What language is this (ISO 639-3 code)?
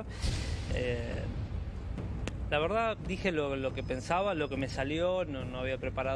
spa